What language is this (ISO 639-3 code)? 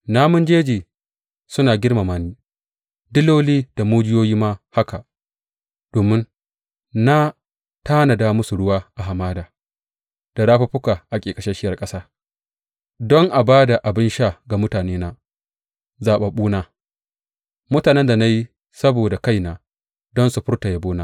hau